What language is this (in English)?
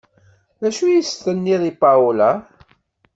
Kabyle